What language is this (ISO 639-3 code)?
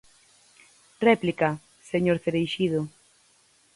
glg